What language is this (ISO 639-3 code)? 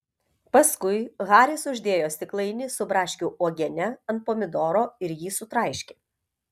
lit